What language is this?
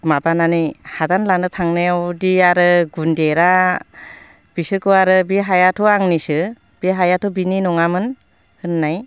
Bodo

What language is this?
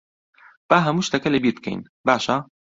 Central Kurdish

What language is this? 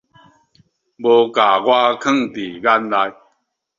Min Nan Chinese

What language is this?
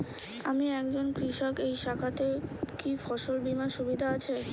Bangla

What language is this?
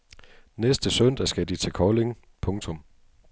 Danish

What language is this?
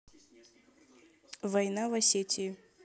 Russian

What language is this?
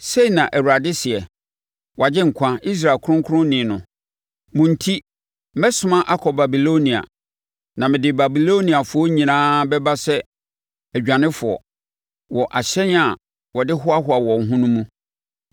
Akan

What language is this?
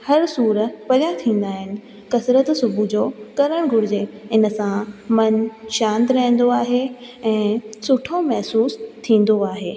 Sindhi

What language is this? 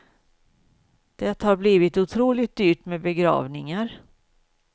Swedish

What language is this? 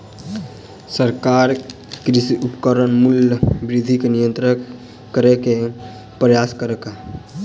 Maithili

